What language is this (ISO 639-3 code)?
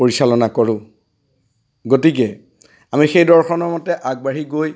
asm